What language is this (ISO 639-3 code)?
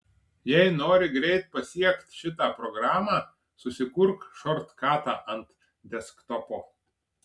lit